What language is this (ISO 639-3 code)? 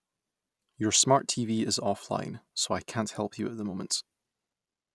eng